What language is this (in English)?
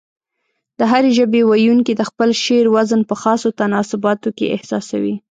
Pashto